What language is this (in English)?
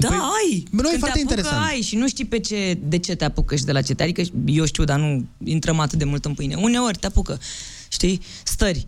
Romanian